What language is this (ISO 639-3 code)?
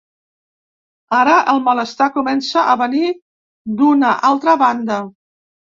cat